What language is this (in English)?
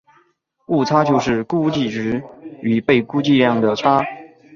Chinese